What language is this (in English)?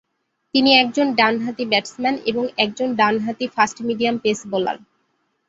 Bangla